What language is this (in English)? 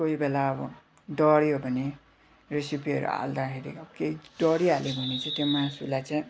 Nepali